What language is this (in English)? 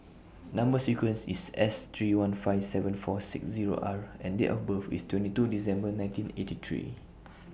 English